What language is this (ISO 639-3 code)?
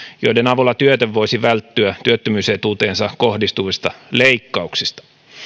fin